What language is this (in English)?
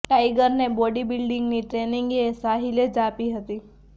Gujarati